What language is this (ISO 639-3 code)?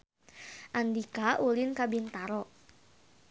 sun